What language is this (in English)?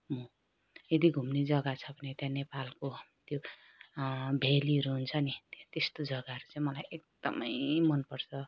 Nepali